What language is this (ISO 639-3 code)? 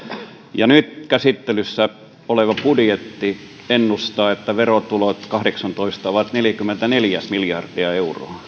fin